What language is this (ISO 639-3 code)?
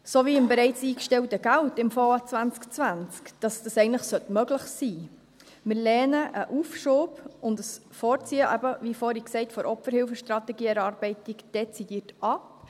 gsw